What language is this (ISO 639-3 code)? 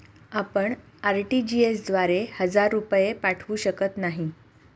mar